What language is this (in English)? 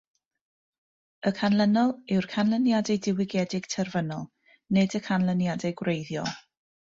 Welsh